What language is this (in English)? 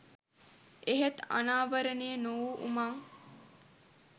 Sinhala